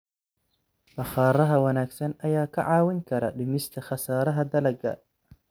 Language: Somali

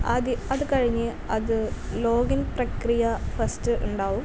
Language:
Malayalam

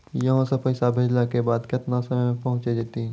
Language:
Maithili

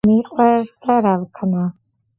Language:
Georgian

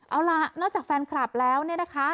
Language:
Thai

